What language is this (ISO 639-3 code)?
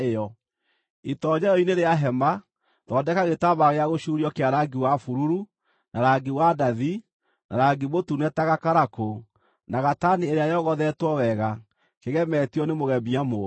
kik